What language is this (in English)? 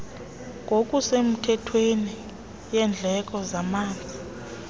Xhosa